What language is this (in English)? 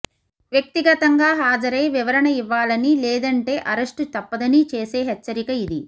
Telugu